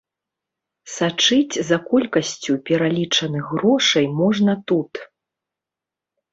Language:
Belarusian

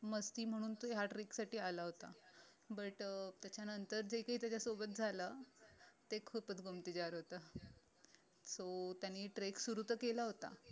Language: Marathi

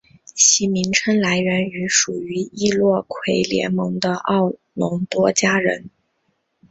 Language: Chinese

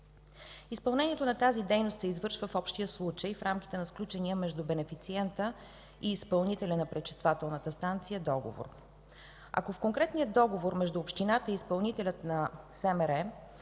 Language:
Bulgarian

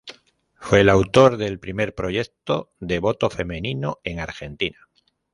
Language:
Spanish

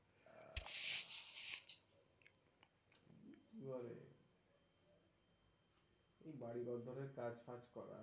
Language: Bangla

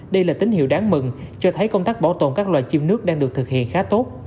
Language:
Vietnamese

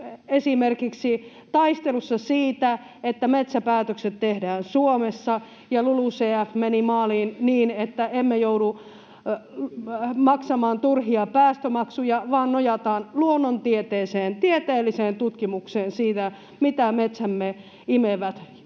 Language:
Finnish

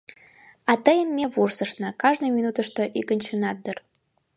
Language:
Mari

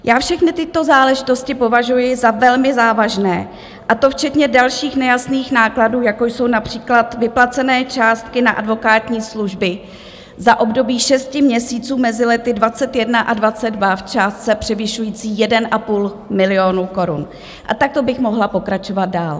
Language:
Czech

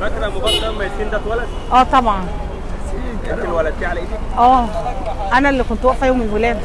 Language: Arabic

